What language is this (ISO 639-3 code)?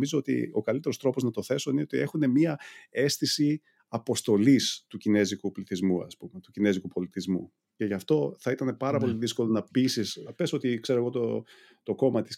ell